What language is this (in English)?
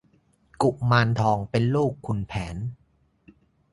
Thai